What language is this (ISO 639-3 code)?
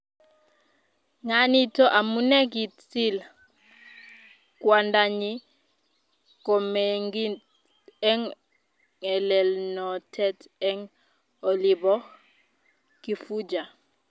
kln